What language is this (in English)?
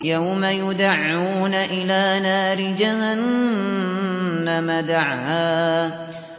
Arabic